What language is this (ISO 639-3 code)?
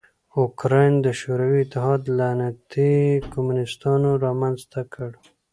pus